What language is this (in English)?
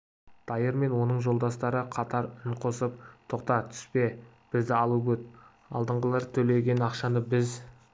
Kazakh